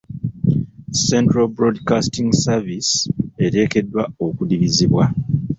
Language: Ganda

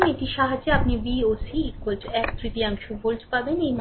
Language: Bangla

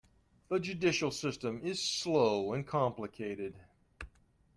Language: English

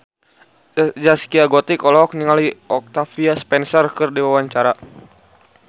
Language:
Sundanese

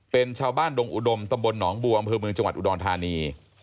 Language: Thai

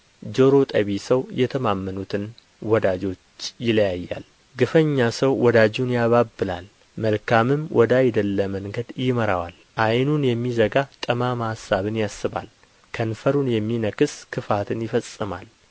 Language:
Amharic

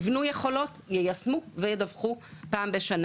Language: Hebrew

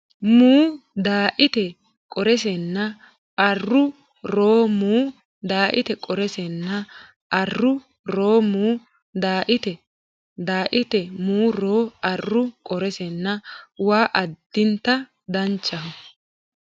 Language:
Sidamo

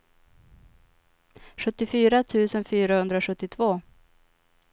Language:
Swedish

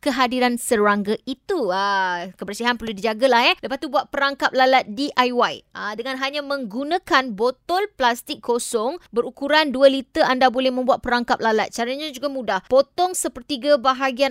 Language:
Malay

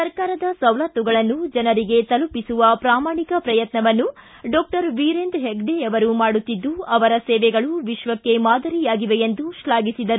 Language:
Kannada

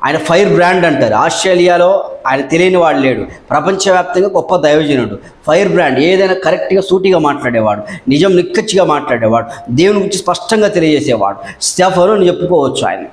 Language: Telugu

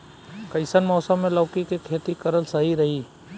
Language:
Bhojpuri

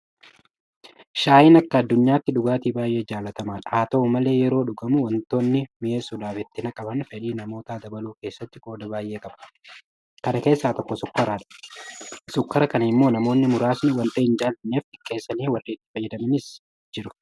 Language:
Oromo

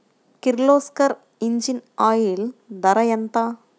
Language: Telugu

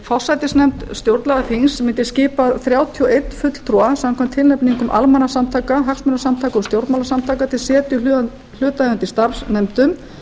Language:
Icelandic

